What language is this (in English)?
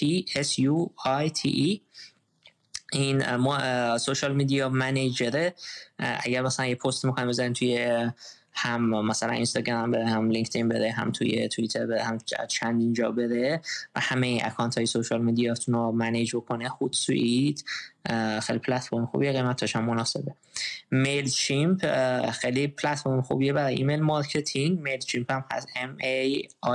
Persian